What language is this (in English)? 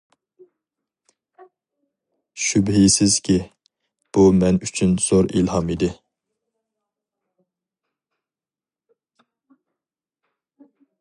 Uyghur